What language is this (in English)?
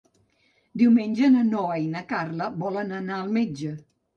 Catalan